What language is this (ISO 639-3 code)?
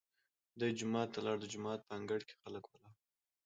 pus